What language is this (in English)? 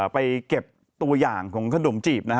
Thai